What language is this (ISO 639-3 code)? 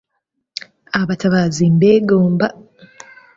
lug